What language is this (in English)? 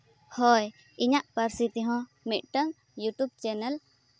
Santali